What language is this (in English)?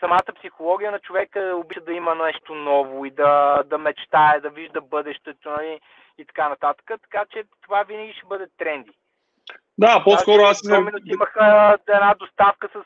Bulgarian